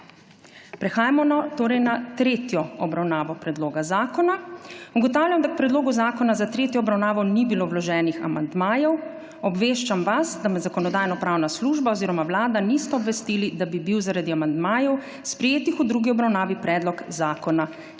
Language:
Slovenian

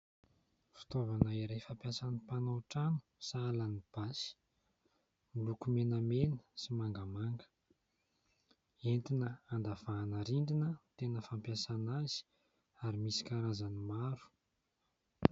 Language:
Malagasy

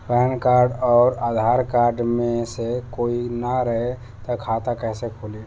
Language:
Bhojpuri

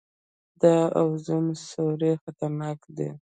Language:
Pashto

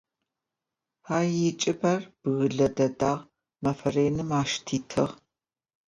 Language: Adyghe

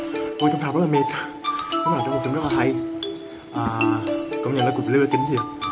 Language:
Vietnamese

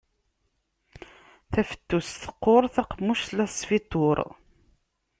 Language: Kabyle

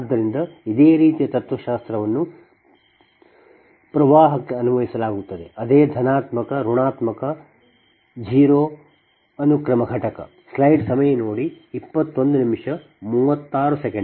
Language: Kannada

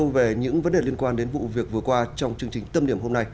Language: Vietnamese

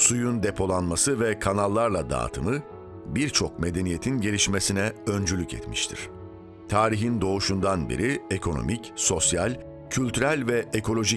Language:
Turkish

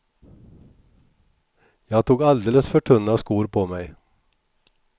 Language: Swedish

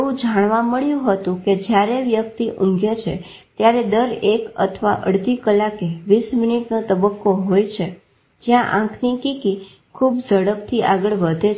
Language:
Gujarati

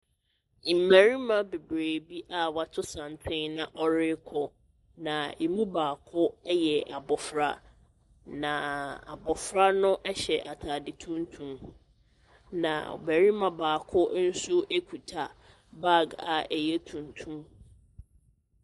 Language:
Akan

